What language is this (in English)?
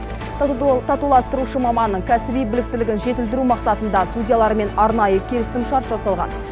Kazakh